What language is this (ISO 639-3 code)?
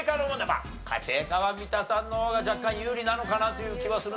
jpn